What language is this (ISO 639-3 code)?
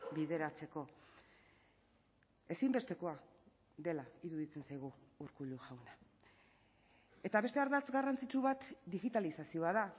eus